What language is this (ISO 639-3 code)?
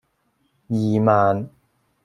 yue